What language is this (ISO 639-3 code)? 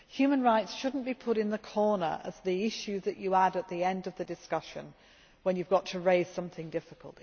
eng